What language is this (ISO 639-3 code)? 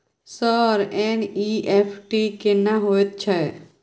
mai